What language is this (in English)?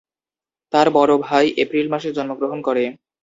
Bangla